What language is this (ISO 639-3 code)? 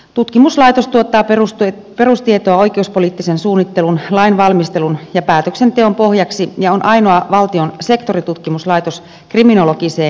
fin